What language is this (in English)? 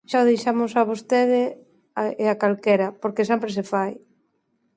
Galician